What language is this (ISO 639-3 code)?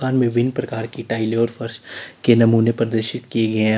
hin